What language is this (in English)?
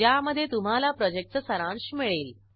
Marathi